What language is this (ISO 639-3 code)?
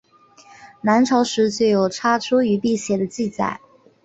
zho